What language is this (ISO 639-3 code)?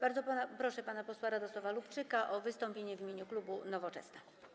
pol